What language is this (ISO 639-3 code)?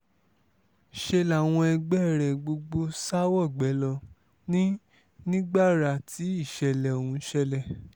yor